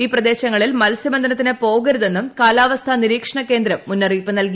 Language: Malayalam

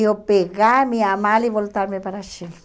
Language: Portuguese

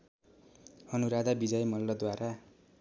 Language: Nepali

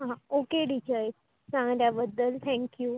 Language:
Konkani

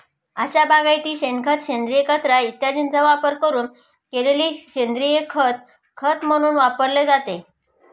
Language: Marathi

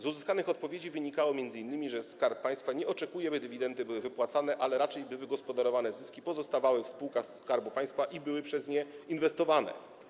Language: Polish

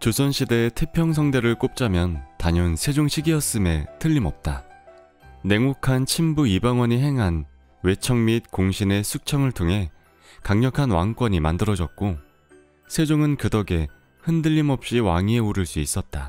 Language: Korean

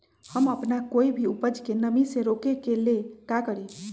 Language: Magahi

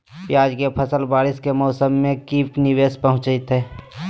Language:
Magahi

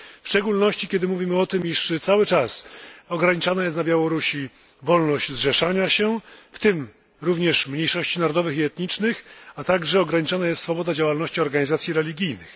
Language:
Polish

